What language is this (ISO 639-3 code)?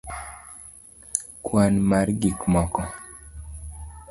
luo